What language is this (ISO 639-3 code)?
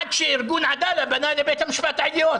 heb